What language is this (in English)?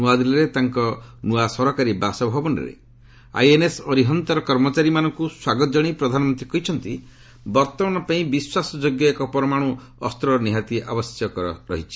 Odia